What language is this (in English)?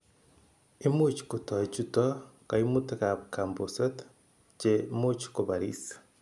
Kalenjin